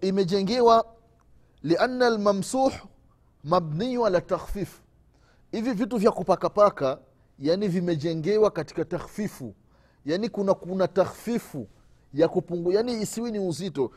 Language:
Swahili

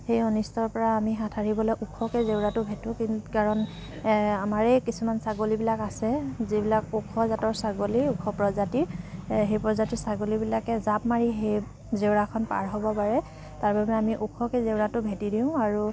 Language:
Assamese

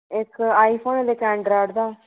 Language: Dogri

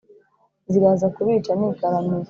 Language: Kinyarwanda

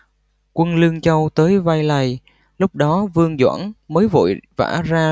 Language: Vietnamese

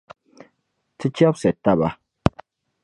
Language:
Dagbani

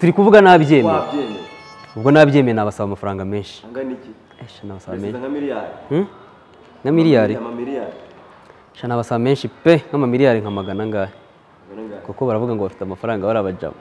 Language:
Romanian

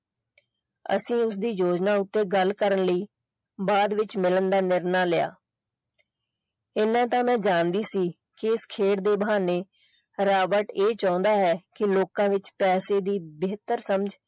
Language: Punjabi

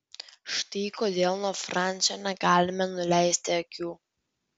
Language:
Lithuanian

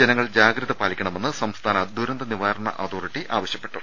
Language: Malayalam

